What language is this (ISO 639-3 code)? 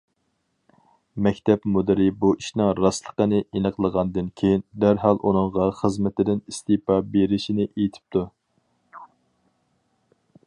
uig